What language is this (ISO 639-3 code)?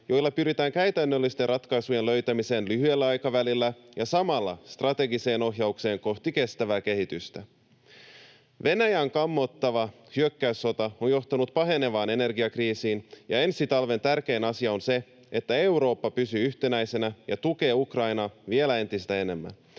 fin